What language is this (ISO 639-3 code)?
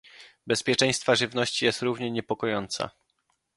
pol